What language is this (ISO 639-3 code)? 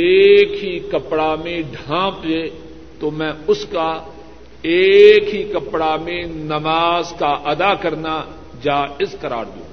urd